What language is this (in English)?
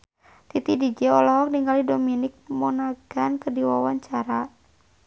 Sundanese